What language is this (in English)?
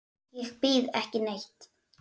Icelandic